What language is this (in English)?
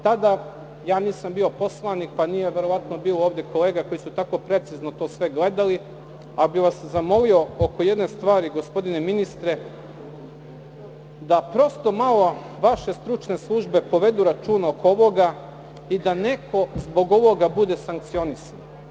Serbian